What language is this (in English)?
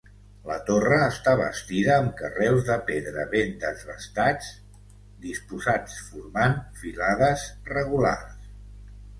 Catalan